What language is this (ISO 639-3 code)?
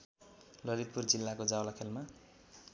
nep